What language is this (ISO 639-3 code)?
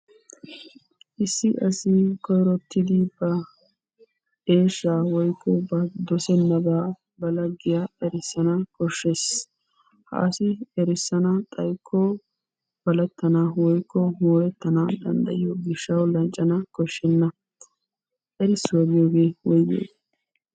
wal